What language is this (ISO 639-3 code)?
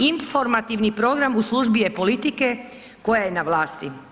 hrv